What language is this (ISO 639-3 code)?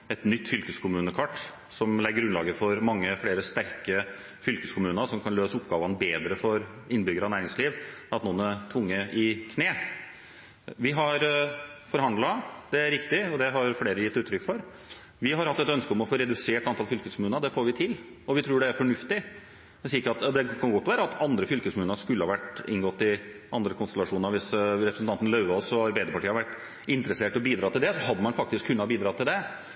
nob